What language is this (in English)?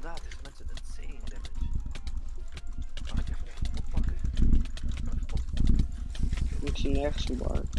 Dutch